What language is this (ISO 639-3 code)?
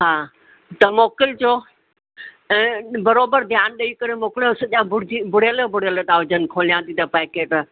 snd